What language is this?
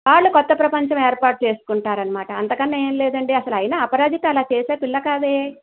Telugu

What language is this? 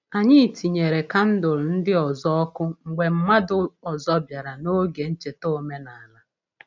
Igbo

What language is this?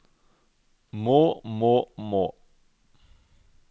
Norwegian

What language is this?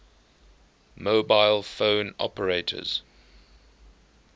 English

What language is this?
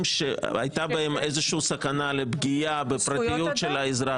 Hebrew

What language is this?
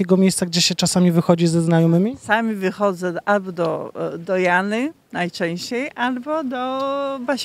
Polish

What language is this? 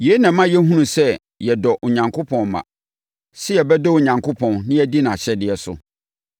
Akan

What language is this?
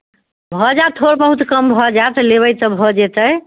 Maithili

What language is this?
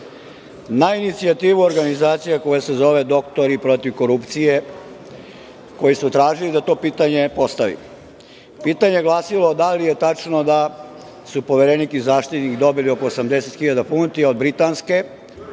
Serbian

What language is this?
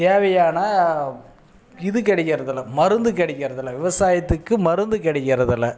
Tamil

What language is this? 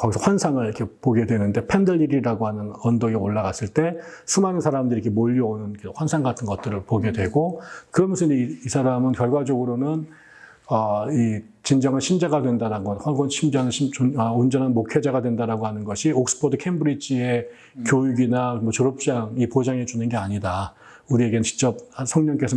Korean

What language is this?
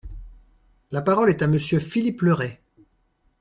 French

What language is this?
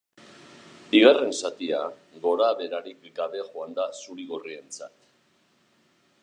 Basque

